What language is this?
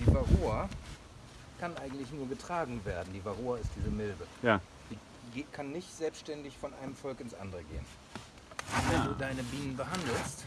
German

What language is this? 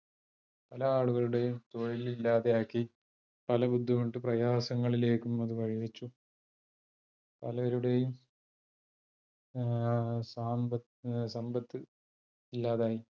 Malayalam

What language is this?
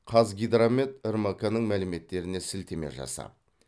Kazakh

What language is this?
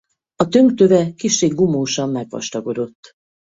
Hungarian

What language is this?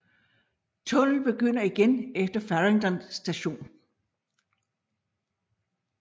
Danish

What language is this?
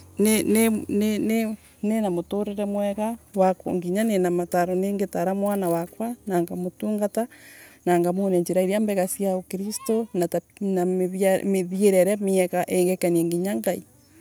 Embu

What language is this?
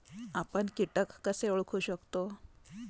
Marathi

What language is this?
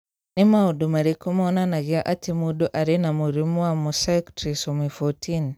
Kikuyu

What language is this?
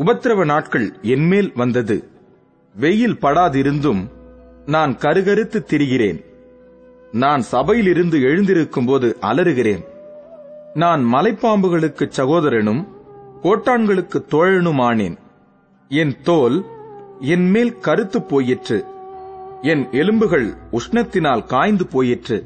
Tamil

